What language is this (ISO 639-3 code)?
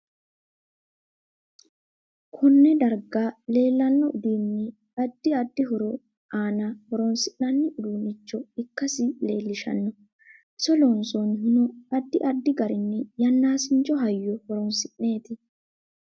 sid